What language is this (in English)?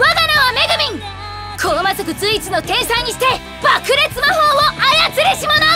Japanese